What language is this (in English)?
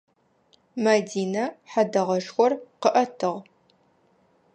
Adyghe